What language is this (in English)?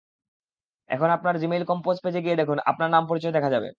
Bangla